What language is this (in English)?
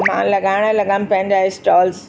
Sindhi